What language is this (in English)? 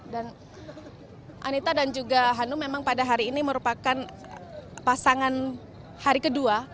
Indonesian